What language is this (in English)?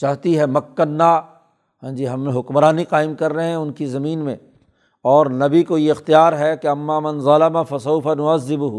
Urdu